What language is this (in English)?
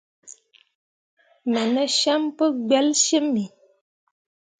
Mundang